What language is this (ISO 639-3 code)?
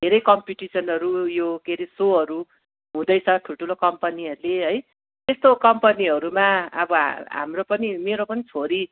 nep